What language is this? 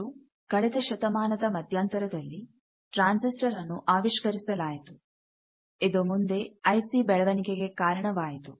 Kannada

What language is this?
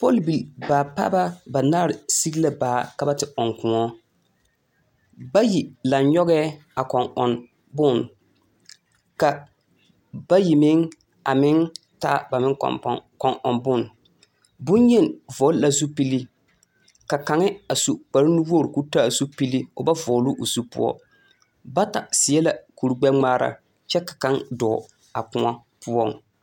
Southern Dagaare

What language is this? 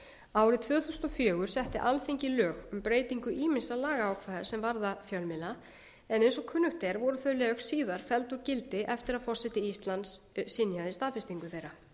Icelandic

